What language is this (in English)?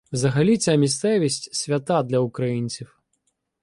Ukrainian